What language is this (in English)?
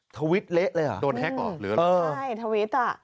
Thai